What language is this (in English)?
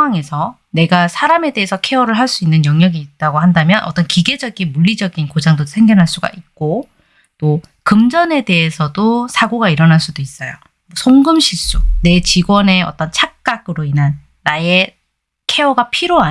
Korean